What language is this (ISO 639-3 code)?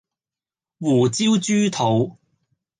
yue